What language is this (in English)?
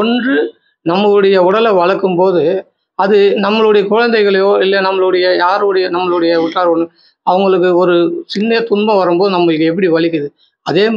Tamil